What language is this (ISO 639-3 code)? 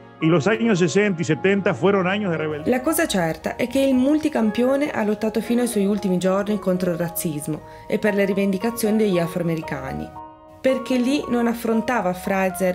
ita